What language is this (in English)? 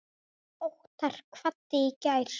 Icelandic